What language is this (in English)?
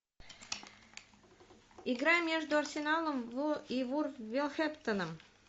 Russian